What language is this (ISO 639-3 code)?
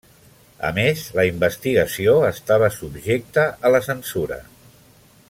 cat